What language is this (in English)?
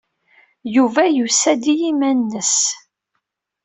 Kabyle